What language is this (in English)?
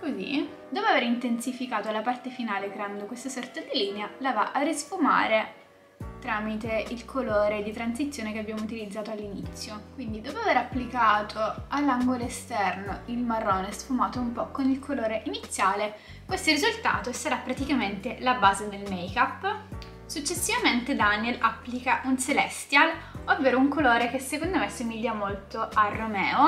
Italian